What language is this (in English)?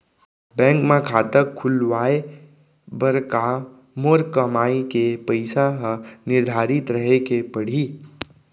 Chhattisgarhi